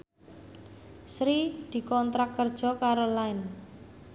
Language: Javanese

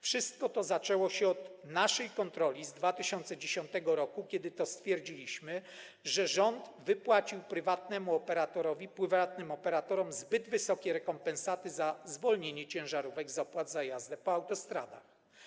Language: Polish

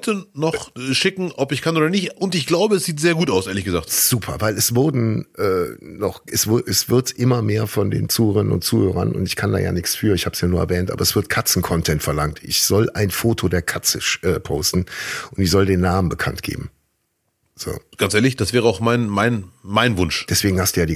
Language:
German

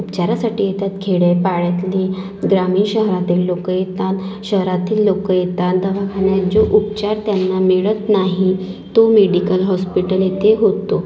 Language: Marathi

